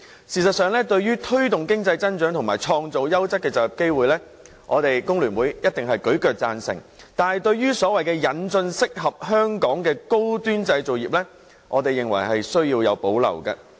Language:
Cantonese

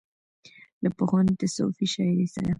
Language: Pashto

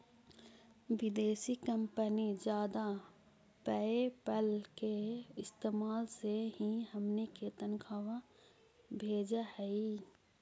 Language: Magahi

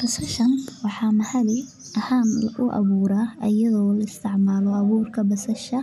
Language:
Somali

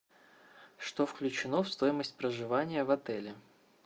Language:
Russian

